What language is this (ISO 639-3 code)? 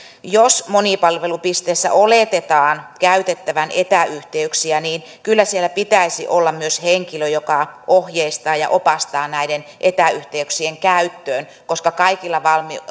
fin